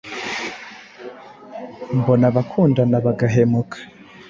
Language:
Kinyarwanda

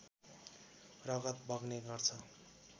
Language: Nepali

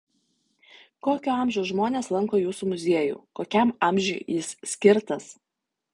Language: Lithuanian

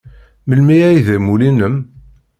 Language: Kabyle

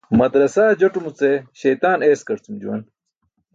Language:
Burushaski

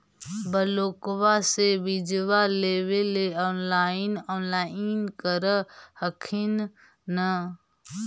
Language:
Magahi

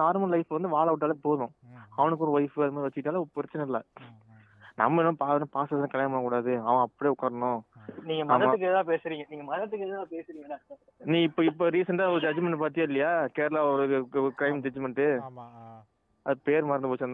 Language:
Tamil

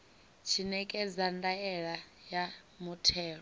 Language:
Venda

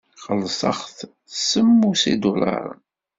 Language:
Kabyle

